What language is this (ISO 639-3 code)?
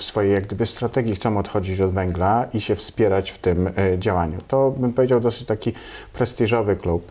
pol